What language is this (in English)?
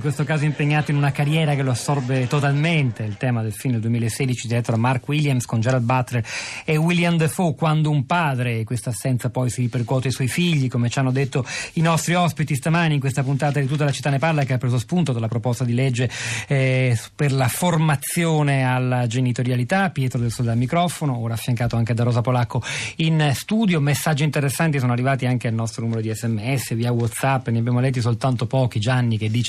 Italian